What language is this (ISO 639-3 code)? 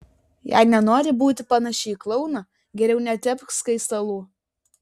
lit